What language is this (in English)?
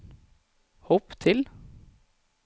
Norwegian